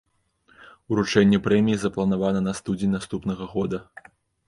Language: Belarusian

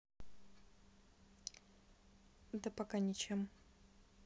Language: Russian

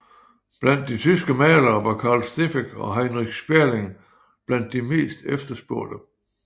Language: Danish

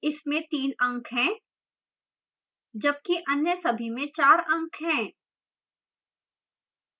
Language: Hindi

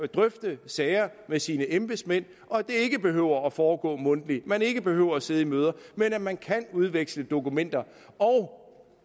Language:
Danish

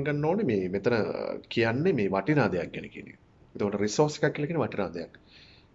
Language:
Sinhala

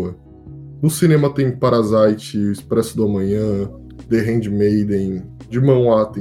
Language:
Portuguese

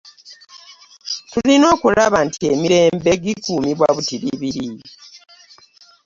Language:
Ganda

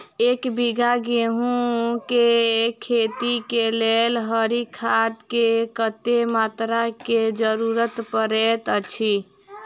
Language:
Maithili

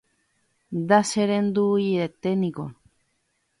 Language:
Guarani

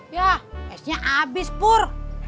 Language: Indonesian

